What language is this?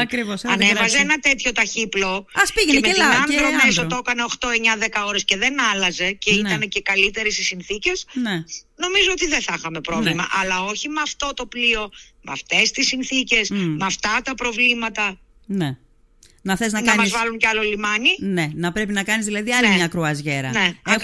Greek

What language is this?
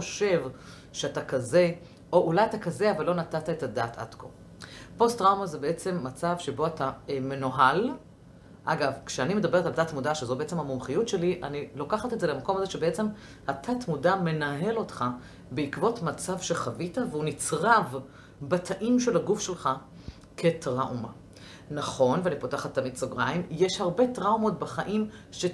Hebrew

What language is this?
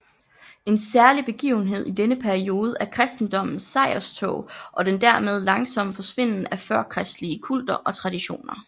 Danish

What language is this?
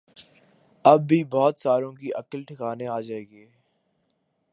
Urdu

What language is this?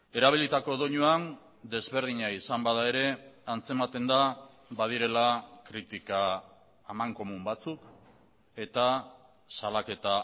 Basque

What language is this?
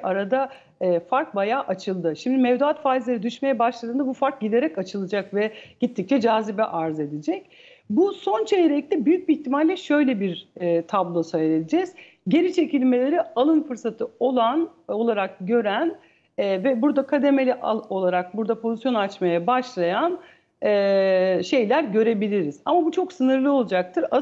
Turkish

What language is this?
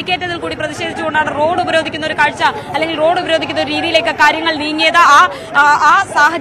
Arabic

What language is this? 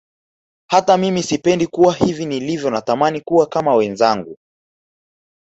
Swahili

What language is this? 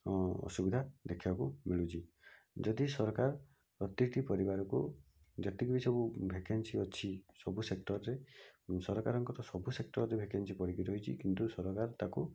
Odia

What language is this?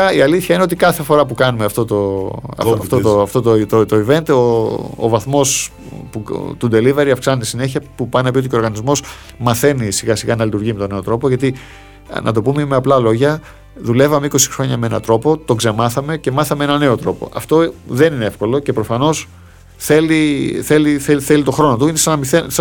Greek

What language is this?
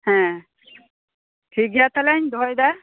Santali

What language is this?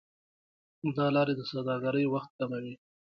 Pashto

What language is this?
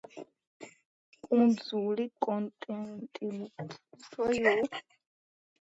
Georgian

